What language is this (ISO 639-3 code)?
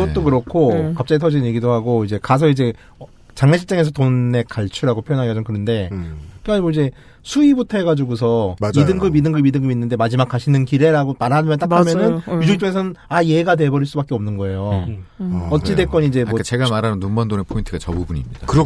kor